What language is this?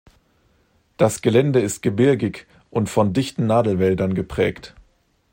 German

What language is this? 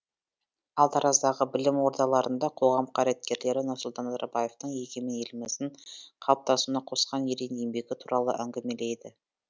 Kazakh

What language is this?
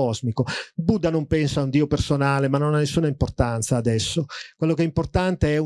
Italian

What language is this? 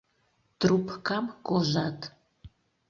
Mari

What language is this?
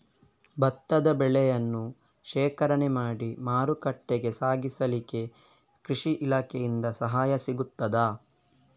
Kannada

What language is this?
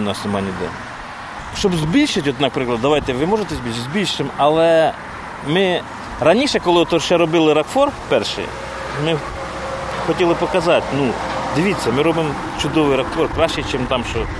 Ukrainian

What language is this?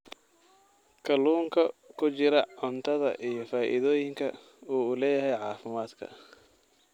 Somali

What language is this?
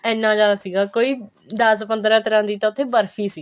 Punjabi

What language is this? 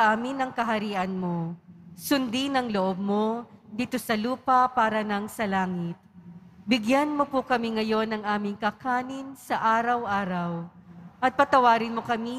Filipino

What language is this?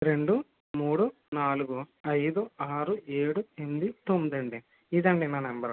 Telugu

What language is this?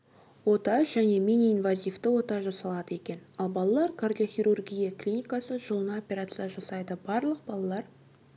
Kazakh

